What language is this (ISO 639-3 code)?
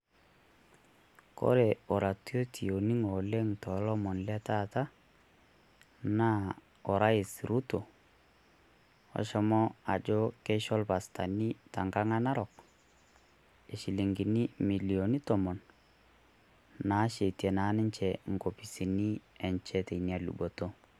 mas